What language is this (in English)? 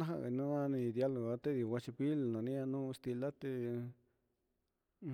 Huitepec Mixtec